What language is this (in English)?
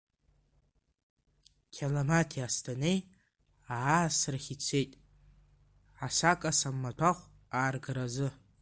Abkhazian